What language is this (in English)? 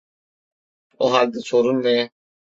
Turkish